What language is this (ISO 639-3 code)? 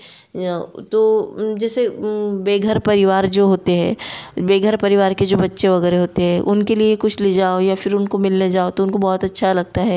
hin